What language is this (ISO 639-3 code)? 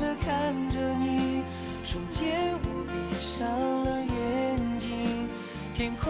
zho